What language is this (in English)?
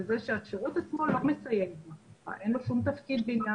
Hebrew